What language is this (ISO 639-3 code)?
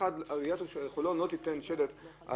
heb